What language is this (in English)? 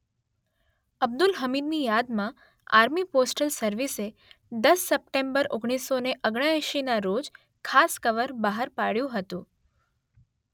Gujarati